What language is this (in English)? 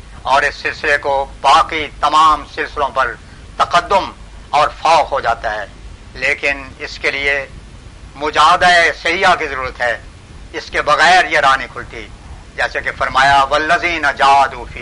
Urdu